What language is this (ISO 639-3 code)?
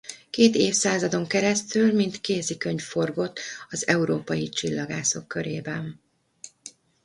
hun